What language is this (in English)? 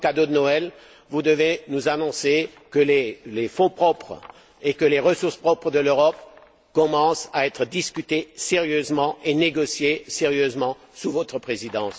French